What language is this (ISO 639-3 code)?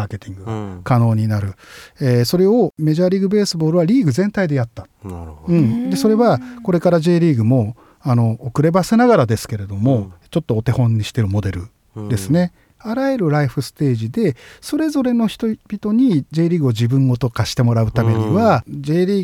jpn